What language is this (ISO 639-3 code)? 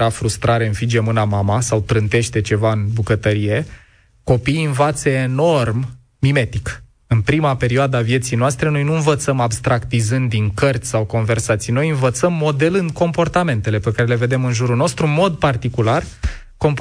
ron